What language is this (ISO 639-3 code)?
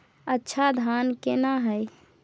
mai